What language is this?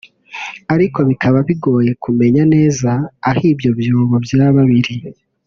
Kinyarwanda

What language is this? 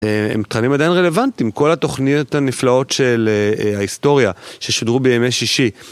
Hebrew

